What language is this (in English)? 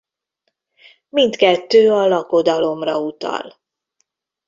Hungarian